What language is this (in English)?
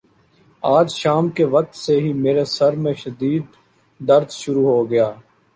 Urdu